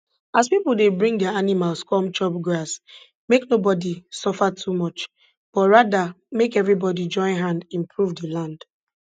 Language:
Nigerian Pidgin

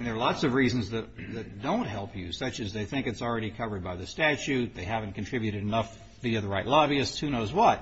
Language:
English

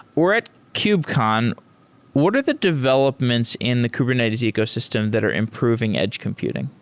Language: English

